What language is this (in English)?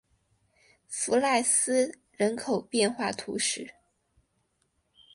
Chinese